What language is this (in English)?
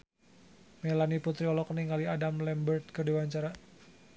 Sundanese